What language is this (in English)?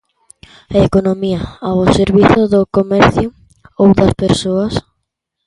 Galician